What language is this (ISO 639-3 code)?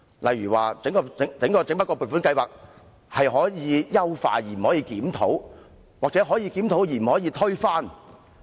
yue